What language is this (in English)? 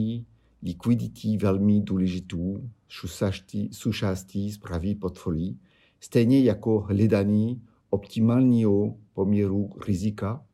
Czech